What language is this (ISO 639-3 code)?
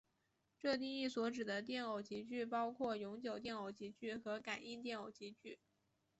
zho